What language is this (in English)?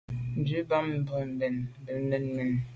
Medumba